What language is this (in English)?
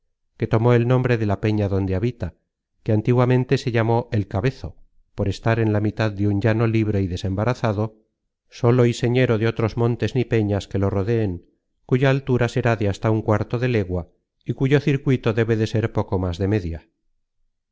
Spanish